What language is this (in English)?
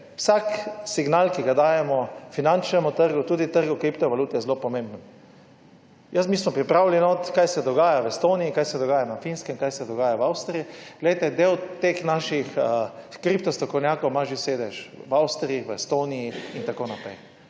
Slovenian